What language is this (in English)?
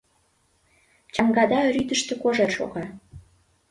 Mari